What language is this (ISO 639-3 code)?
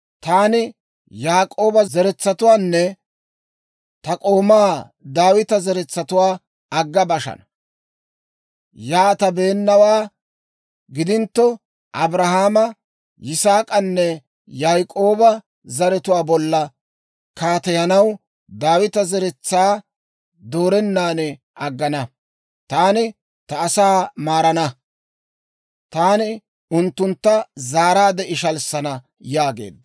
dwr